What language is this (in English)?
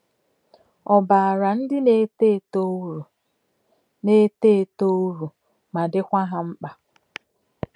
Igbo